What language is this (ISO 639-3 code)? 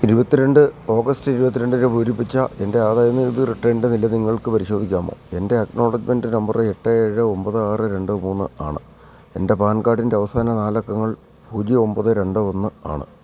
mal